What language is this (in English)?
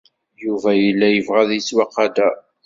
Kabyle